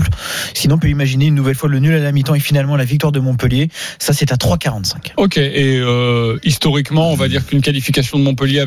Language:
French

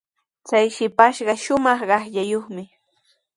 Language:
Sihuas Ancash Quechua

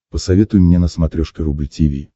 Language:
Russian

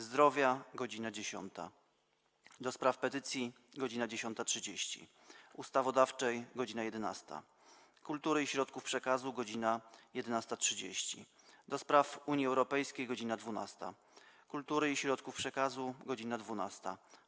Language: Polish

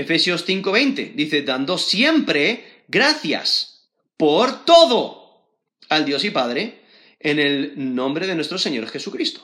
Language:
Spanish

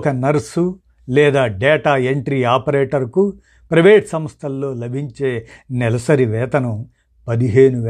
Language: Telugu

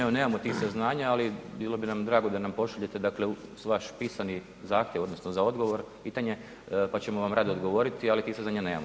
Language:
Croatian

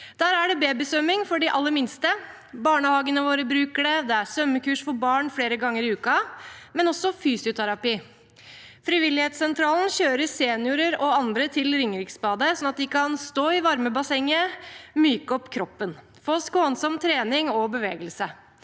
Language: Norwegian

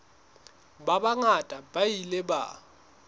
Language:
Southern Sotho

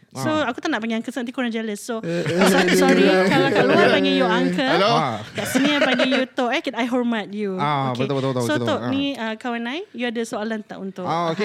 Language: Malay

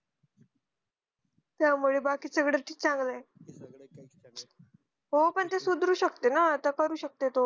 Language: Marathi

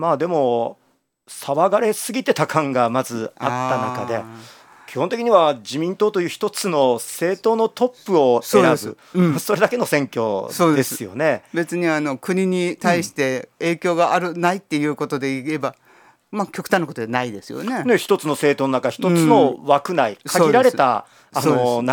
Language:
Japanese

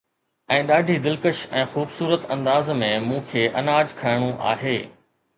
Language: Sindhi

